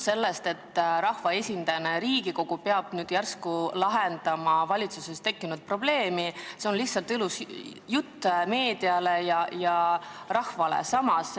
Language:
Estonian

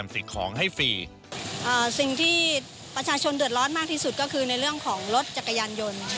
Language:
Thai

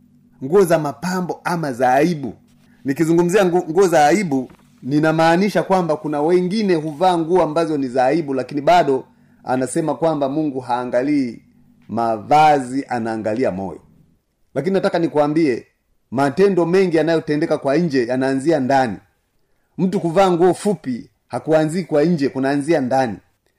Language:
Swahili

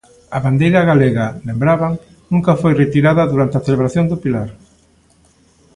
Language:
Galician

